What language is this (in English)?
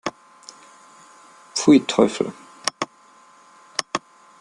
German